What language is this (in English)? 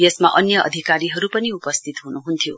Nepali